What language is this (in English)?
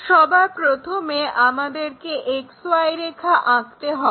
Bangla